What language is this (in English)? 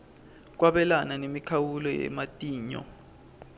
Swati